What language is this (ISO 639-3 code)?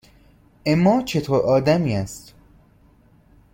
fas